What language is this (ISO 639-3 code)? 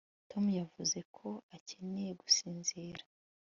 kin